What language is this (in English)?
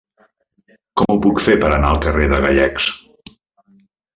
Catalan